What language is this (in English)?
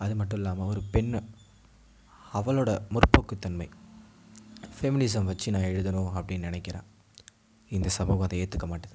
Tamil